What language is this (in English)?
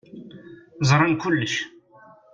Kabyle